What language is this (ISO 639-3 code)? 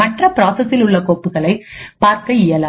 tam